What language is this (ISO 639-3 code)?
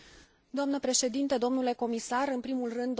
ron